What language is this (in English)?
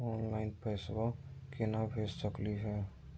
Magahi